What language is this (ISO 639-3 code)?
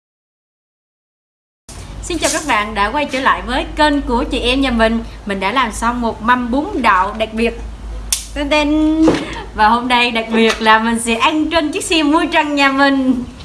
vie